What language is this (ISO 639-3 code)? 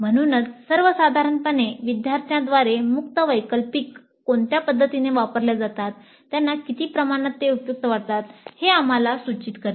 mar